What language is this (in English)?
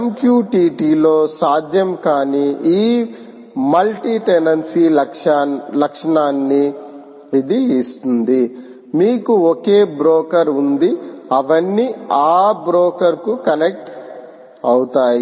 Telugu